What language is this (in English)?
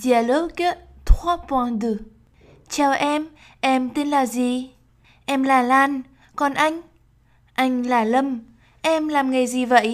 Vietnamese